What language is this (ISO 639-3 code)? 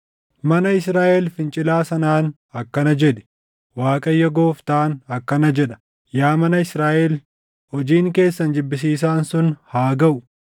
orm